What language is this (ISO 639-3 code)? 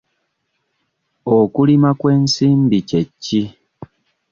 lug